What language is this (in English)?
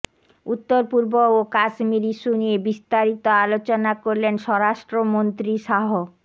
Bangla